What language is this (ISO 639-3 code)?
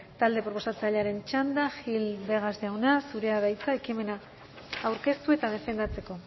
eus